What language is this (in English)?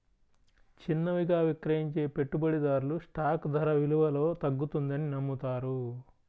Telugu